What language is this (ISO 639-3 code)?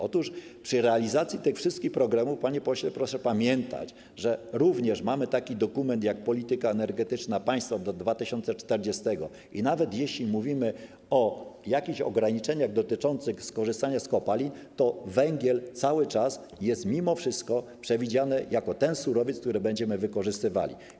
pol